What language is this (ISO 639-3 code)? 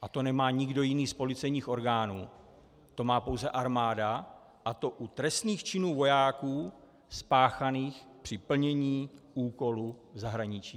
ces